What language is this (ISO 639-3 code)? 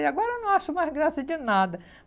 por